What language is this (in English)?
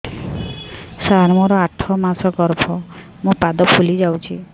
Odia